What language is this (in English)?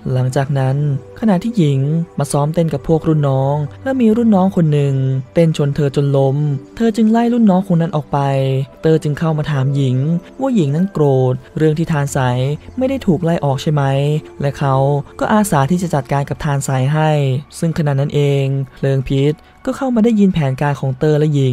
Thai